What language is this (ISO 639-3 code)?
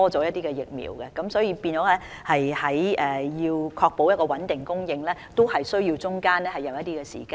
yue